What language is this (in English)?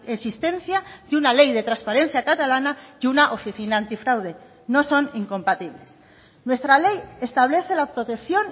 Spanish